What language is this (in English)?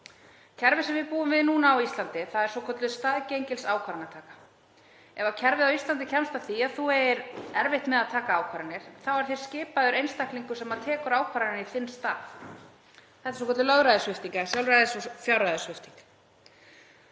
Icelandic